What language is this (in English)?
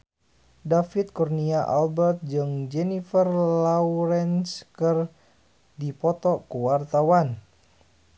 Sundanese